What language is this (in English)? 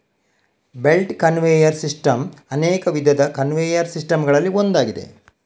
Kannada